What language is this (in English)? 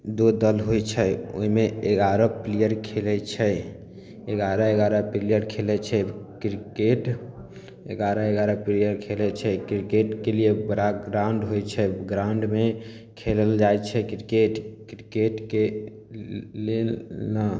Maithili